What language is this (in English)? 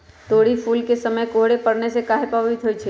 Magahi